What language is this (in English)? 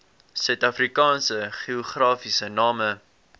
Afrikaans